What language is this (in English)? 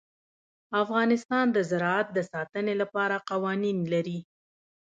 Pashto